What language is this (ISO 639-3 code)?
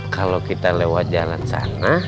ind